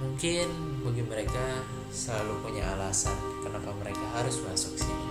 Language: Indonesian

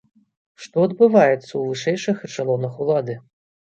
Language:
Belarusian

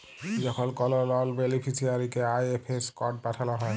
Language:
Bangla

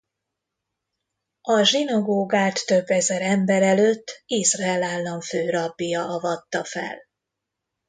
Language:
Hungarian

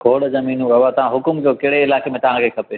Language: Sindhi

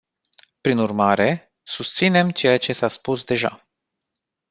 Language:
Romanian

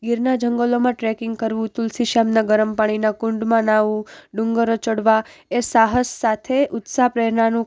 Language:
Gujarati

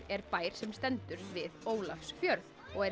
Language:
Icelandic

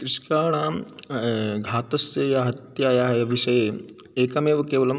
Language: Sanskrit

